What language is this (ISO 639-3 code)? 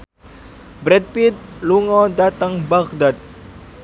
jav